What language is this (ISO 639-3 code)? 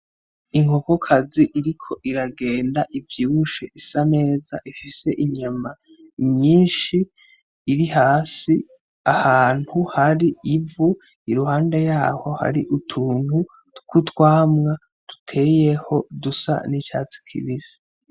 run